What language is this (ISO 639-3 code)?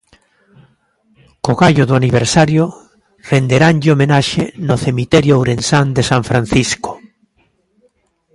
glg